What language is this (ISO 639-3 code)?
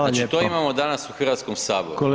hrv